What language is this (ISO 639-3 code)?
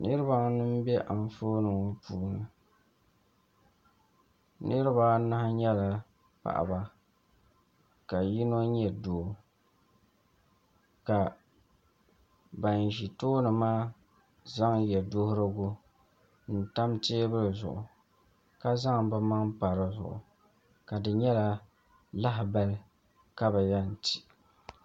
dag